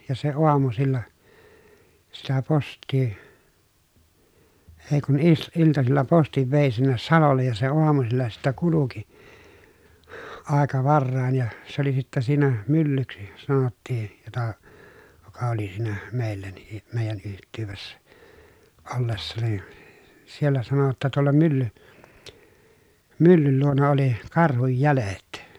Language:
Finnish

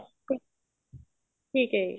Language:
Punjabi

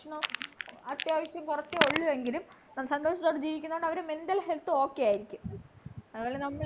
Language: Malayalam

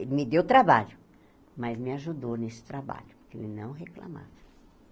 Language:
Portuguese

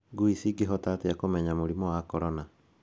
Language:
Kikuyu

